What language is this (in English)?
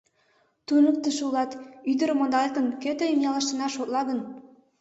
Mari